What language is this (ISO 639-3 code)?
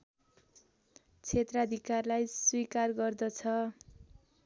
nep